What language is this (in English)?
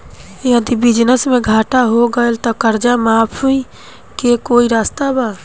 Bhojpuri